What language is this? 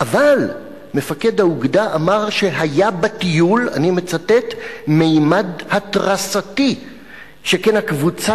Hebrew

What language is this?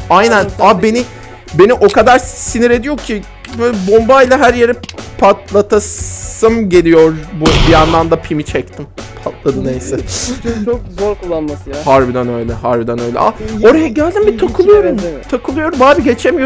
Turkish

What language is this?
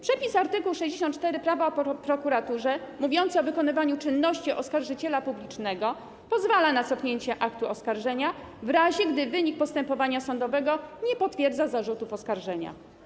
Polish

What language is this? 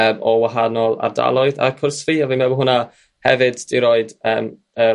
Welsh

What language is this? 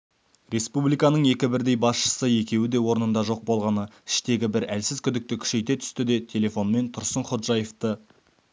Kazakh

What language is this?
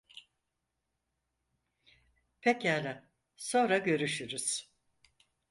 Turkish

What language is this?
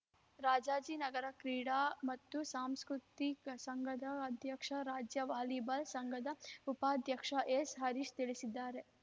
Kannada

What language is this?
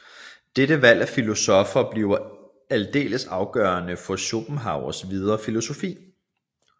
Danish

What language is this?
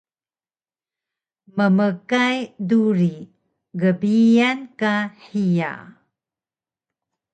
Taroko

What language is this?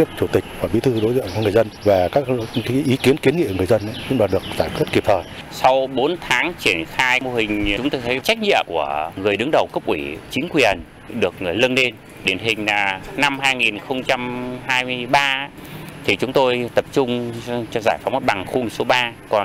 Vietnamese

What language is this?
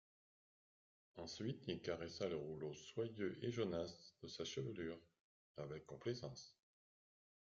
French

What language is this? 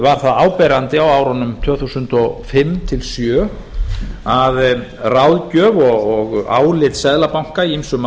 Icelandic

